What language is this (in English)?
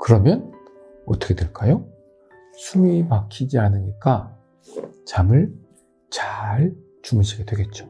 Korean